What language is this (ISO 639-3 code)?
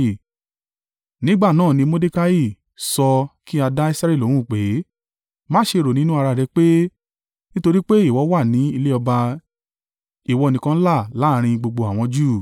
yor